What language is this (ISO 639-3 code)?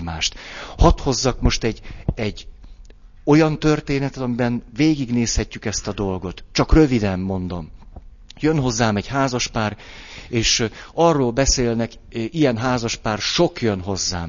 hun